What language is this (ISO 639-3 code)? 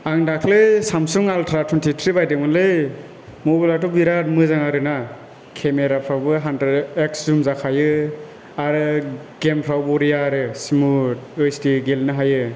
brx